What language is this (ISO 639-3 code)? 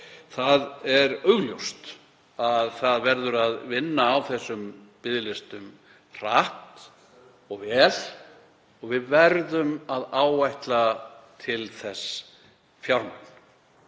isl